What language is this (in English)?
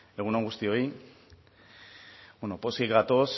Basque